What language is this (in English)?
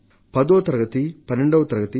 Telugu